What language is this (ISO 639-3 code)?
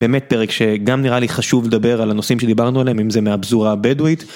heb